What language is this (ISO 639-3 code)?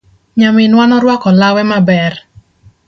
luo